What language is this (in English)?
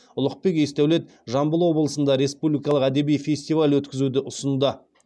Kazakh